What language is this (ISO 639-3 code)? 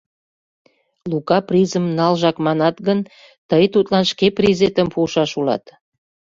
chm